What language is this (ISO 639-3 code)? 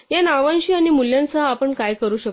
mar